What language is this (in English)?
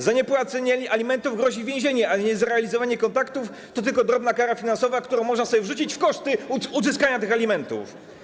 Polish